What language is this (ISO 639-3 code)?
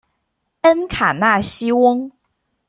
zho